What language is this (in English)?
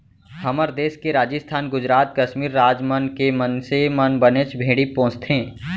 Chhattisgarhi